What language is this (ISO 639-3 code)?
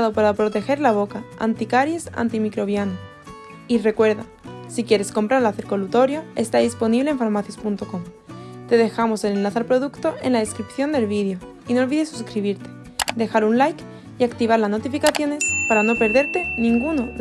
spa